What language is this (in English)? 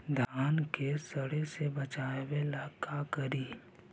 Magahi